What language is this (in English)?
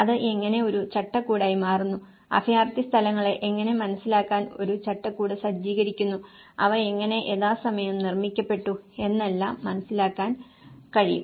Malayalam